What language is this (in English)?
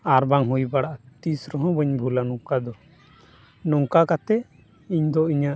Santali